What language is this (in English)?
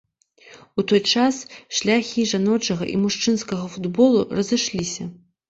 Belarusian